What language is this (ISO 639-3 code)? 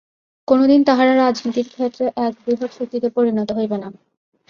ben